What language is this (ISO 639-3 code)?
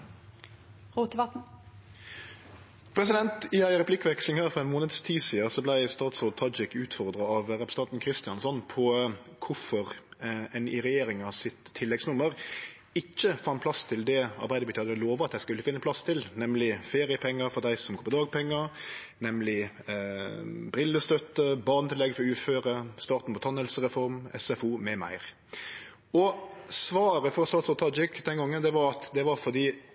nno